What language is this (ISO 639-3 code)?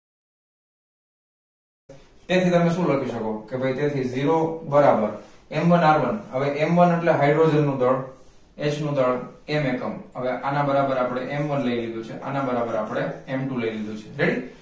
guj